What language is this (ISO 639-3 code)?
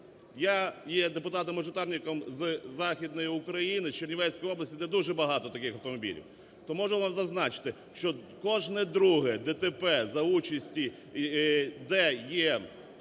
ukr